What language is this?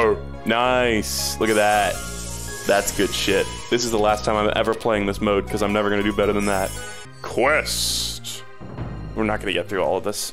English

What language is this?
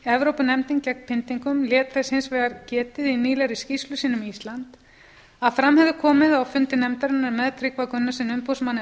Icelandic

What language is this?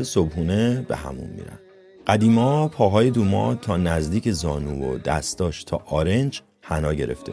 Persian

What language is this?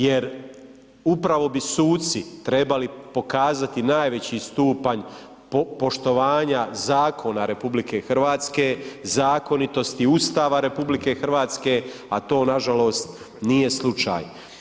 Croatian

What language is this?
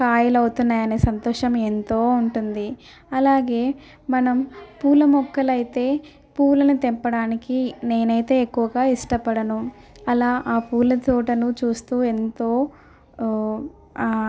Telugu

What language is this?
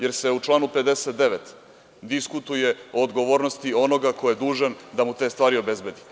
Serbian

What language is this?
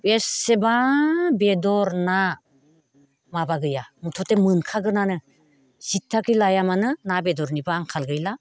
Bodo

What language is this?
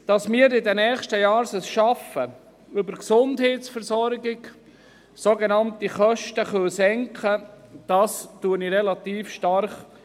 Swiss German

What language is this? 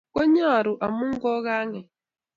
Kalenjin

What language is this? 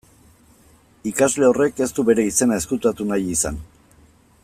Basque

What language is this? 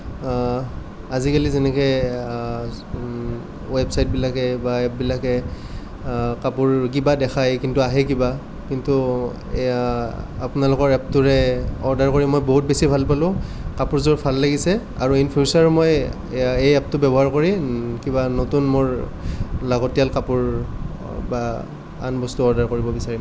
Assamese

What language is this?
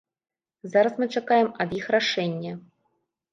Belarusian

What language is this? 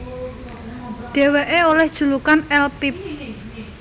Javanese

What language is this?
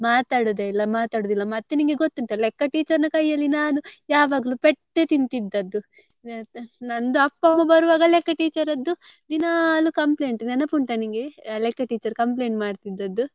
Kannada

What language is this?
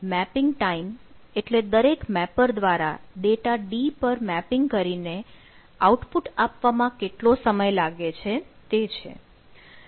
Gujarati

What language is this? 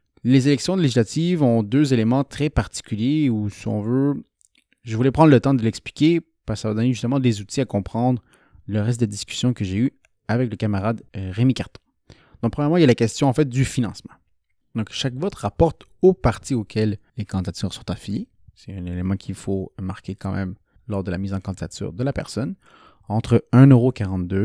French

